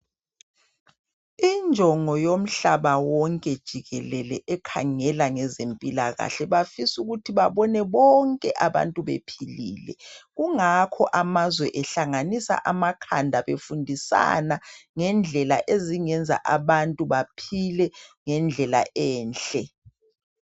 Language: North Ndebele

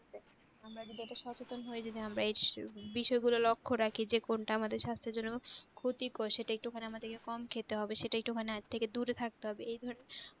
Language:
Bangla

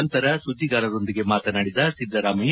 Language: Kannada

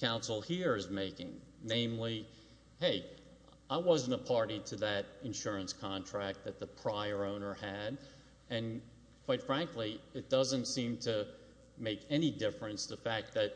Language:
English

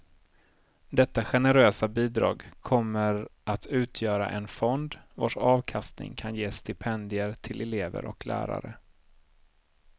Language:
Swedish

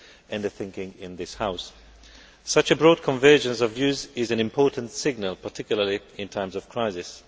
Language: English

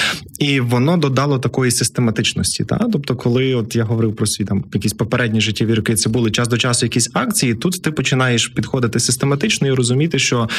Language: Ukrainian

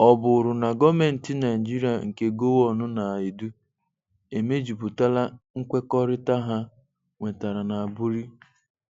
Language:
Igbo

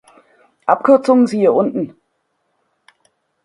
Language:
German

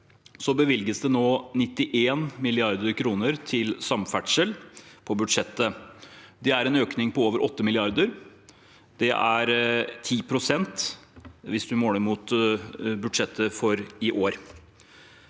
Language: Norwegian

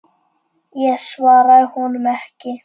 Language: Icelandic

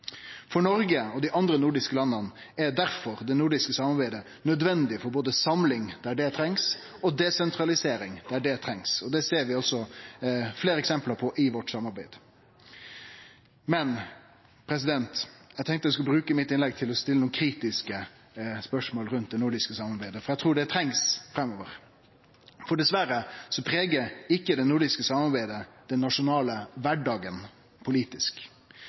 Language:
Norwegian Nynorsk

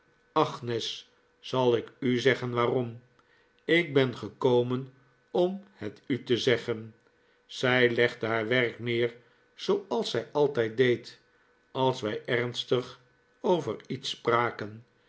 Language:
Dutch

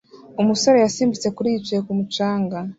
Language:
Kinyarwanda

